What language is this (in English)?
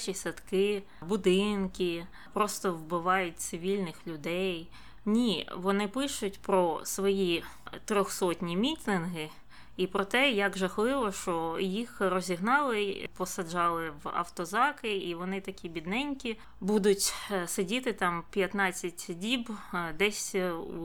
Ukrainian